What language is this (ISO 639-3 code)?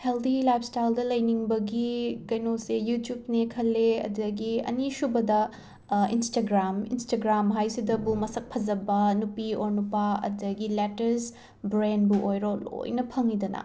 mni